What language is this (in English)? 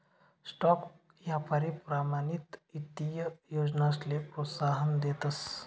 Marathi